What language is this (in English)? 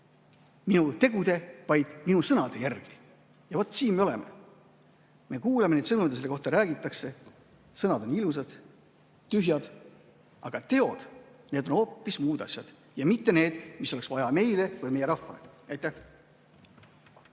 Estonian